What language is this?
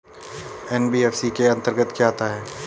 Hindi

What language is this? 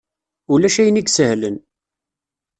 Kabyle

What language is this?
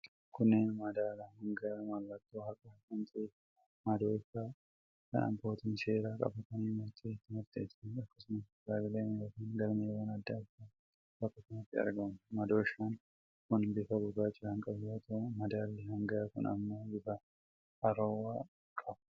Oromo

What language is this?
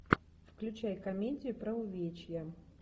Russian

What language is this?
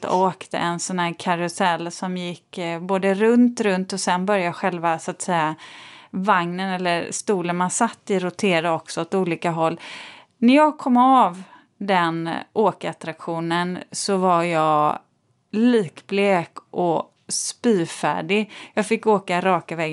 Swedish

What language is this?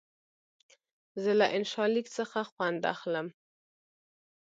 Pashto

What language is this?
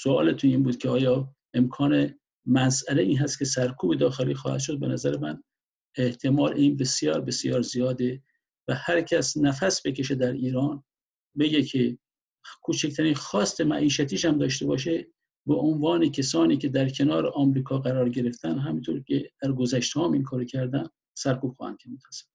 Persian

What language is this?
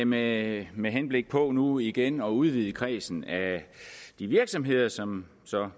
Danish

